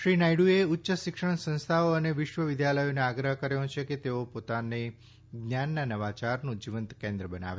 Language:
Gujarati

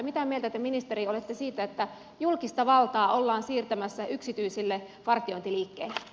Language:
Finnish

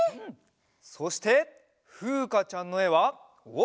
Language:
Japanese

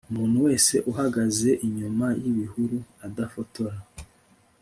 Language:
Kinyarwanda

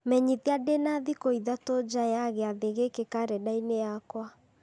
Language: Kikuyu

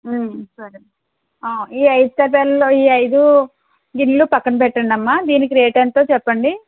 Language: Telugu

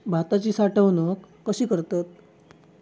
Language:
Marathi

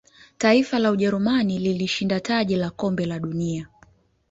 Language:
Swahili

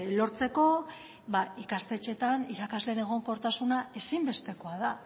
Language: Basque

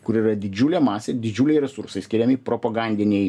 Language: Lithuanian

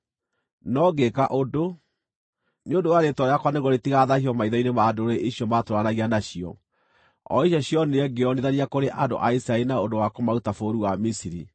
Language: Kikuyu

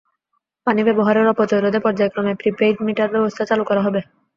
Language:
Bangla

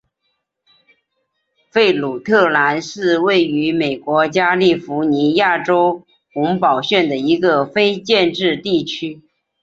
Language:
Chinese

